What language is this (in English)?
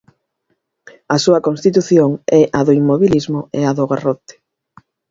Galician